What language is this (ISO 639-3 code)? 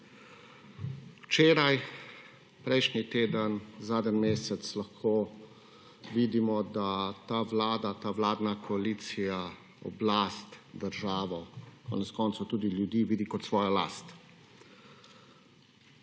slv